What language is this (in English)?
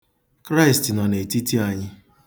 Igbo